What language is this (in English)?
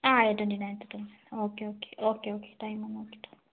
Malayalam